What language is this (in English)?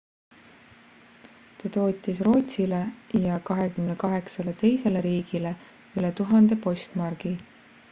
Estonian